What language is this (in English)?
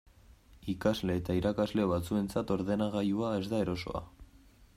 Basque